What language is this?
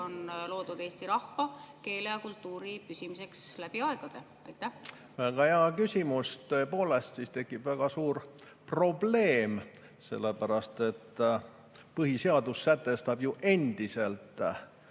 Estonian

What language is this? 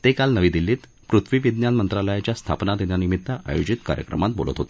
Marathi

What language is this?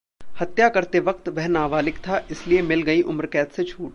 Hindi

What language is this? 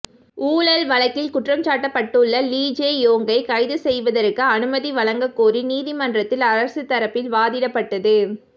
Tamil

